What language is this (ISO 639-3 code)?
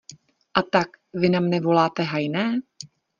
ces